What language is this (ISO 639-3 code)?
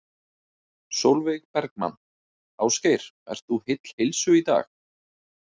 isl